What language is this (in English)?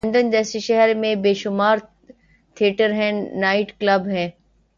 Urdu